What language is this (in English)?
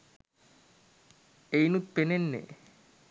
Sinhala